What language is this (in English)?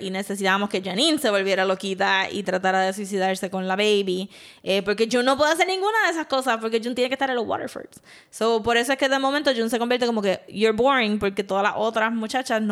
Spanish